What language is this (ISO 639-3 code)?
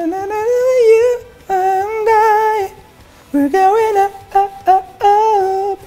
nld